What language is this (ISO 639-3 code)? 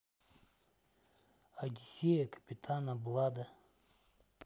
rus